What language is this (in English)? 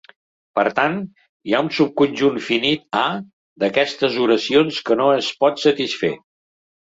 Catalan